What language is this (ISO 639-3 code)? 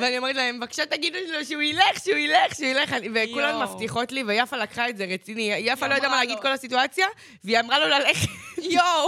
heb